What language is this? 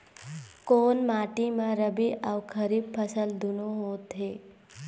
Chhattisgarhi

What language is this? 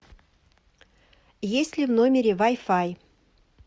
Russian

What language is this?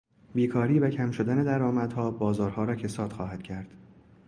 Persian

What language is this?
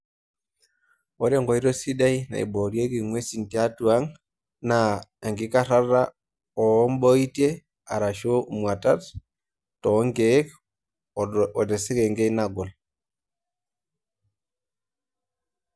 Masai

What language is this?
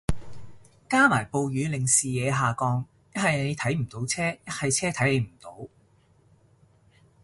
Cantonese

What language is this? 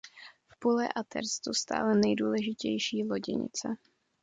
Czech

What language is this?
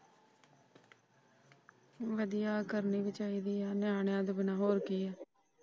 Punjabi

